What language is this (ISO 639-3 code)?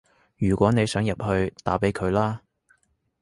yue